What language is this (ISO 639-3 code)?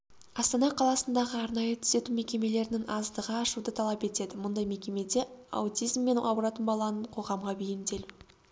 kaz